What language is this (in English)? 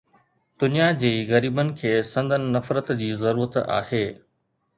Sindhi